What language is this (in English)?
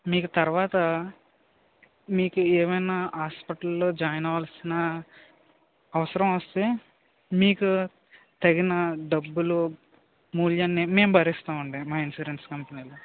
Telugu